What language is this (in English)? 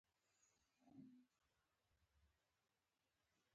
Pashto